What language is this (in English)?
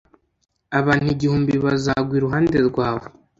Kinyarwanda